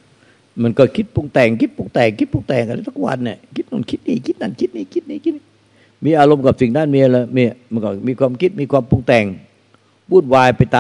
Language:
Thai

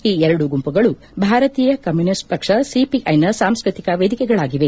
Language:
Kannada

